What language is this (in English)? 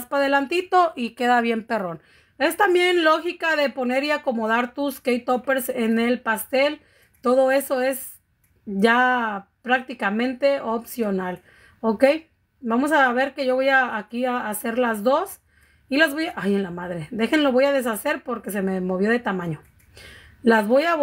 Spanish